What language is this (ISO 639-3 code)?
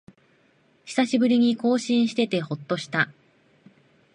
jpn